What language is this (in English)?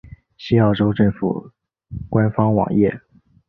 Chinese